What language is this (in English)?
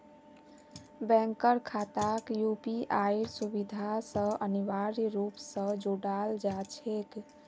Magahi